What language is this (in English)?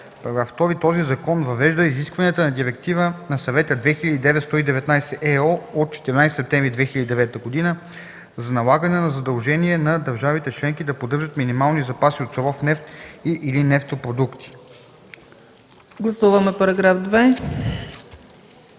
Bulgarian